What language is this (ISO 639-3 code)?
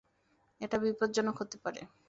ben